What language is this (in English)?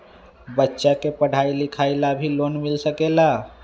Magahi